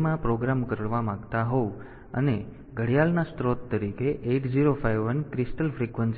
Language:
Gujarati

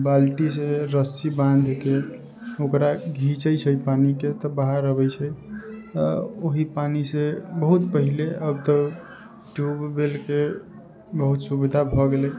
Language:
Maithili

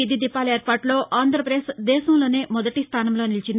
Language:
Telugu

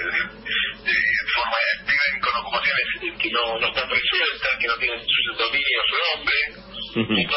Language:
Spanish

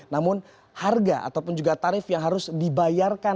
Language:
Indonesian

